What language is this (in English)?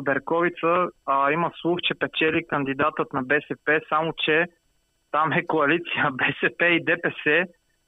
Bulgarian